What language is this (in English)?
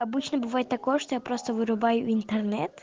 Russian